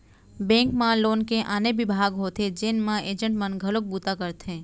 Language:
Chhattisgarhi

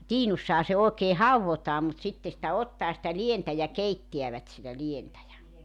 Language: Finnish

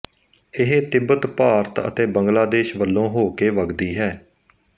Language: Punjabi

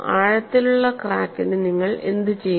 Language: Malayalam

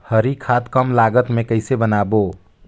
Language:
Chhattisgarhi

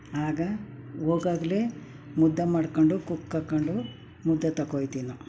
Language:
Kannada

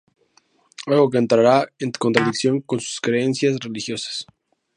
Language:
Spanish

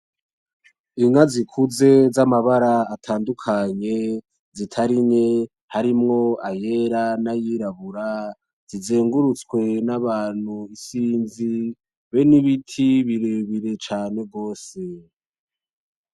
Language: Rundi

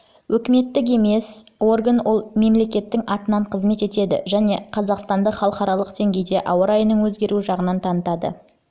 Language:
Kazakh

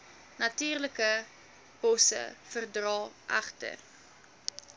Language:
Afrikaans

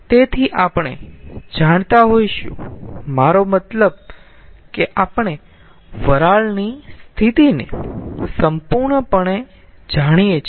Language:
Gujarati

